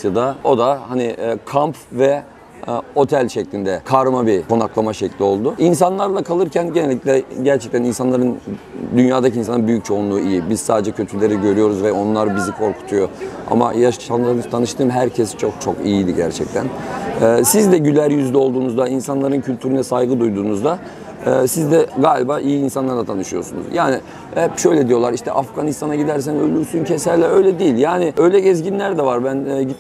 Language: Turkish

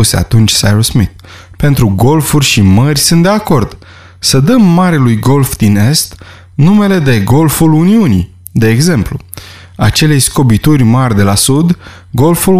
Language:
Romanian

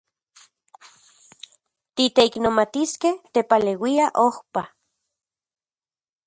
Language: Central Puebla Nahuatl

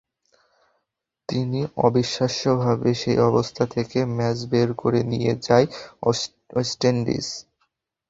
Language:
Bangla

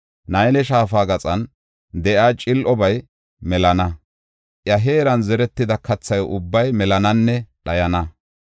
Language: Gofa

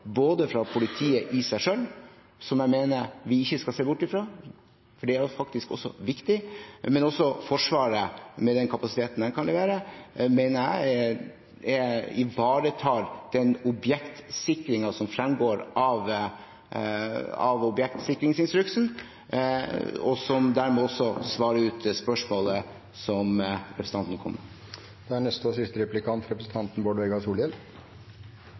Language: Norwegian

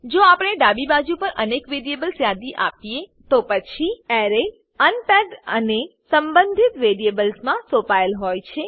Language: Gujarati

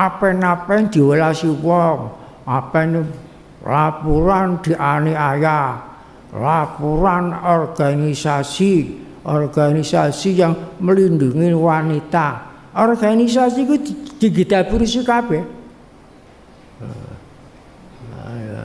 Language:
Indonesian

